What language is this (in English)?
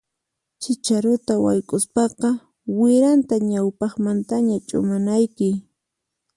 Puno Quechua